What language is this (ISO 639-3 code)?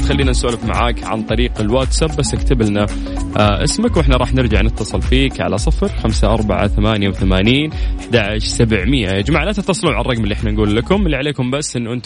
ara